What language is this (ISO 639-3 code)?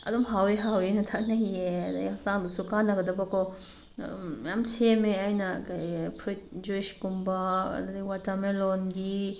mni